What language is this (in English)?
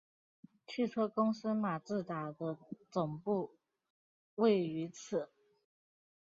Chinese